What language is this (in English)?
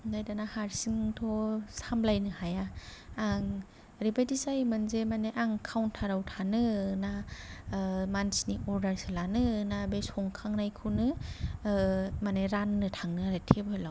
Bodo